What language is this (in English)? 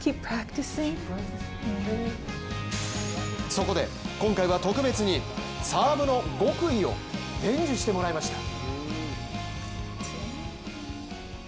Japanese